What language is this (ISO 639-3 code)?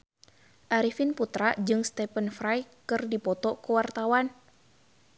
sun